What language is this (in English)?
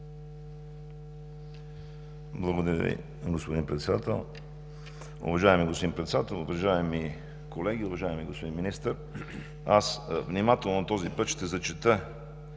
Bulgarian